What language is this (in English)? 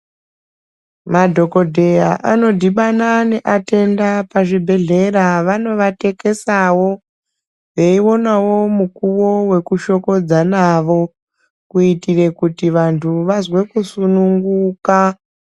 Ndau